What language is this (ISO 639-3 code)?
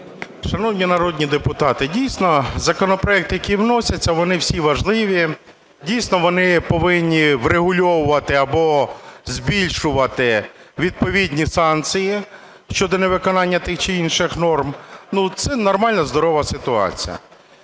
ukr